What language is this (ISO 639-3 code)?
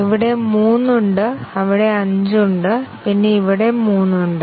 mal